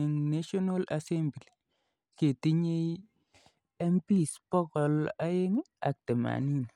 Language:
Kalenjin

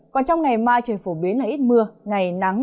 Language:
Vietnamese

